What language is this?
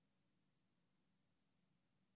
Hebrew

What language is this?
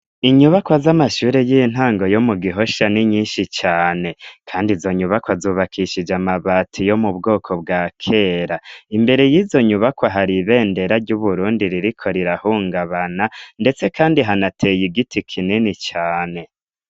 Rundi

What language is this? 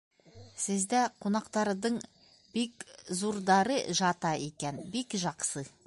Bashkir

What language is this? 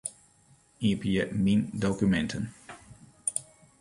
Western Frisian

